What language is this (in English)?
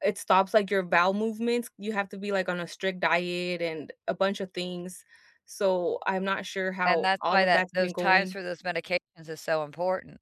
English